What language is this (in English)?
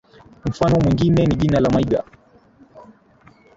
Swahili